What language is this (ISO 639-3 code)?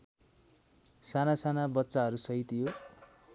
nep